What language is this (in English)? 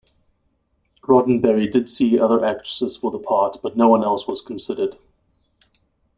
English